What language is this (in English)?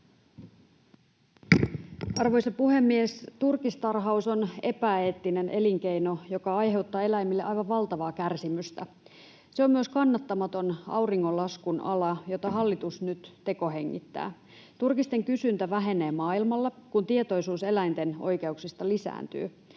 Finnish